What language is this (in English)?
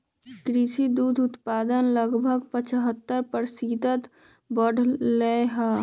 Magahi